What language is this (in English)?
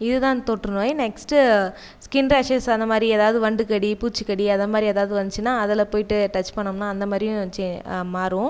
Tamil